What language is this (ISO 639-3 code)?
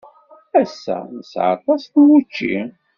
kab